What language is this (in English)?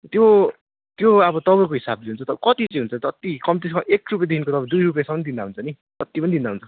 Nepali